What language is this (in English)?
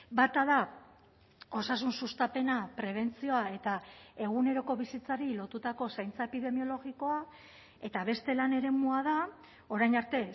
Basque